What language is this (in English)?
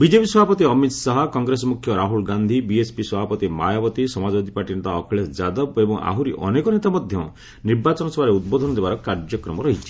Odia